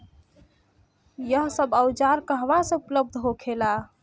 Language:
Bhojpuri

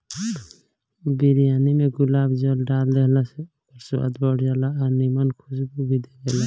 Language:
Bhojpuri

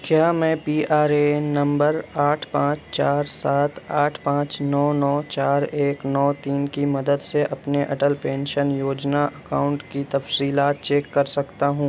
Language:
Urdu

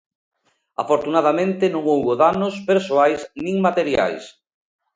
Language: Galician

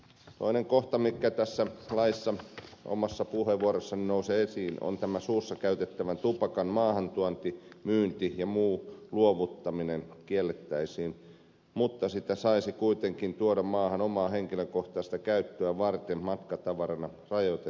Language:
Finnish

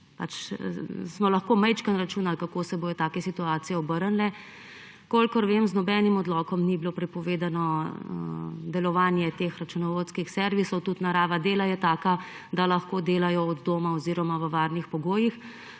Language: Slovenian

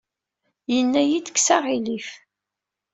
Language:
Kabyle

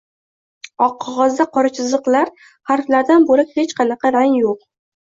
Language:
Uzbek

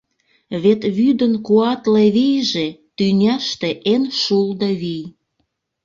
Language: Mari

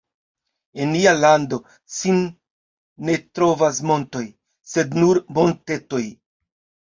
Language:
Esperanto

